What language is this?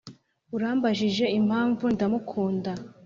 Kinyarwanda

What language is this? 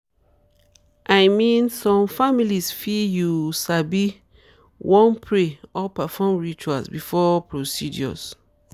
Nigerian Pidgin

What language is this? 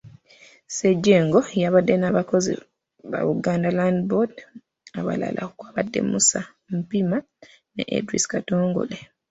Ganda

